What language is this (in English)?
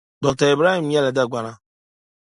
Dagbani